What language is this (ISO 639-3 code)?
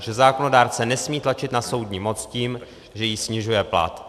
ces